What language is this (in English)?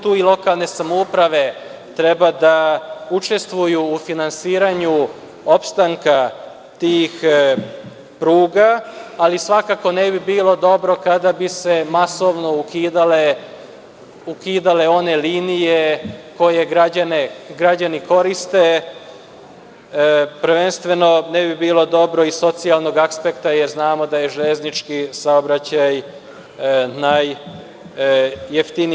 Serbian